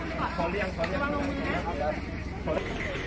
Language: Thai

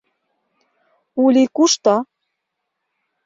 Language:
Mari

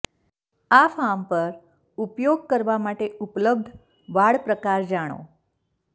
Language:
Gujarati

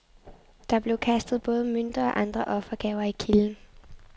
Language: Danish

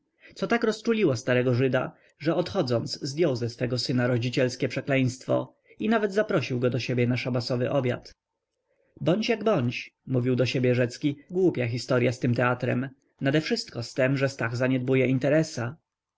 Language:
Polish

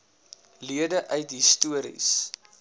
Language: Afrikaans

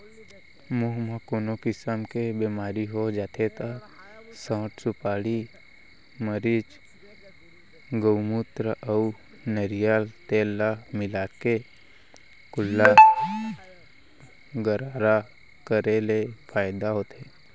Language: Chhattisgarhi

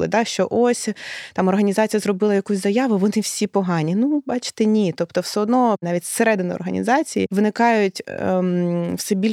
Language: Ukrainian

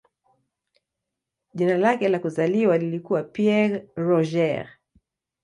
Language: Swahili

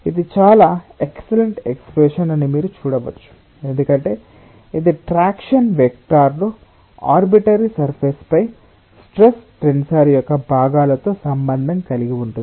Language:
Telugu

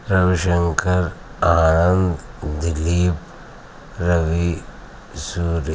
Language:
Telugu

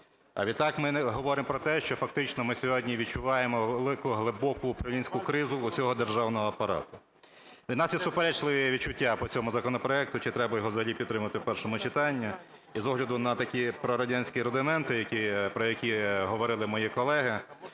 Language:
Ukrainian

